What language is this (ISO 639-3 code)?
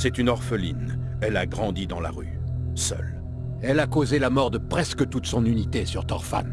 fra